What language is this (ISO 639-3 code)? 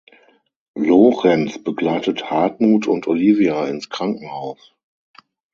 deu